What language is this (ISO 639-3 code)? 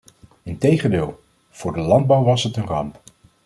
nld